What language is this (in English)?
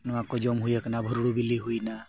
Santali